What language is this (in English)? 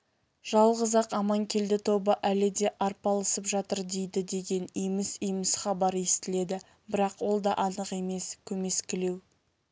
Kazakh